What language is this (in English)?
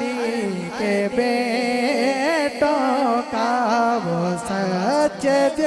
Urdu